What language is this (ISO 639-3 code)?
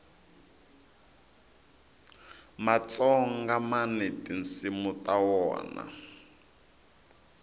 tso